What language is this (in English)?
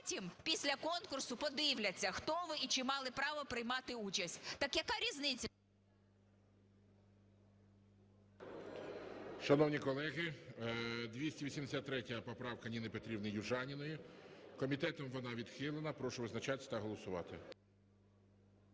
Ukrainian